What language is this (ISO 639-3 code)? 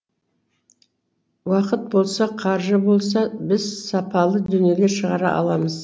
kaz